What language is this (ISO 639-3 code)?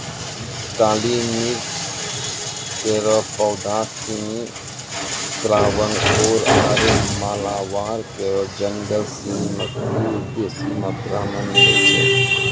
mai